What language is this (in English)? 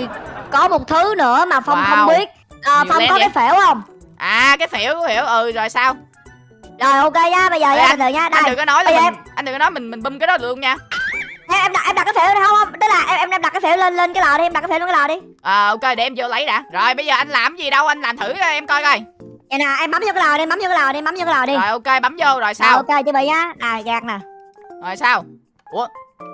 Vietnamese